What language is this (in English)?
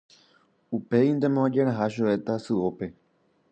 Guarani